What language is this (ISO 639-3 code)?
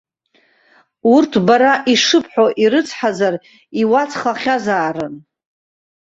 abk